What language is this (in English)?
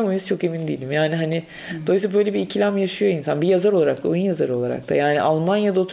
Turkish